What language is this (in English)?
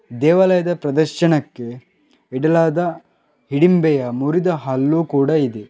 Kannada